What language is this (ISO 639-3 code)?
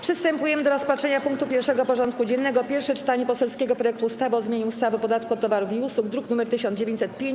pol